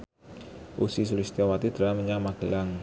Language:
Javanese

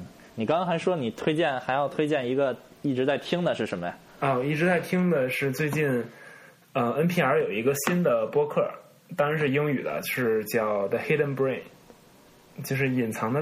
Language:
Chinese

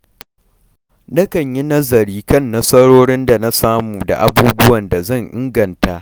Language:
Hausa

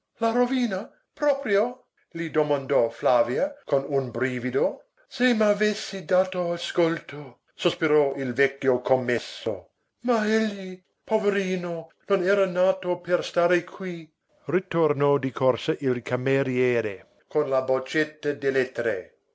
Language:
Italian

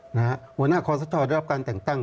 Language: Thai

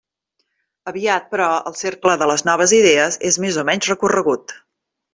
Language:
Catalan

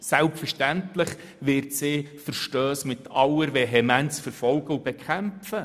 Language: Swiss German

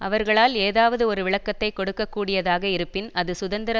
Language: Tamil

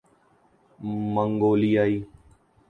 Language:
Urdu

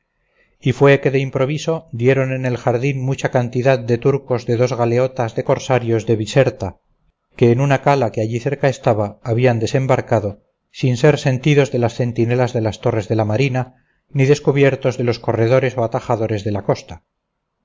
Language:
Spanish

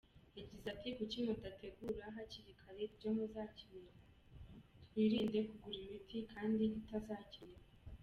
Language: Kinyarwanda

